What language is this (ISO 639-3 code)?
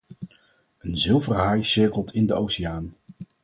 nld